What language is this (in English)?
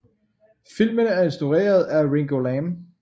Danish